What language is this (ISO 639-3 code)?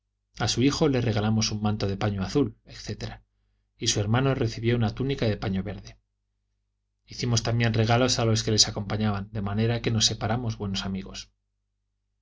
spa